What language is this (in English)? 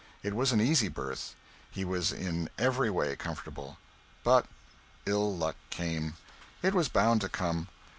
English